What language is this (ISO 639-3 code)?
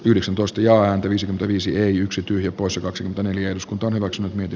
fin